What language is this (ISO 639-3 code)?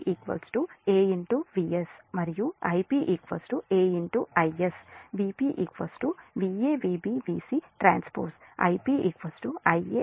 tel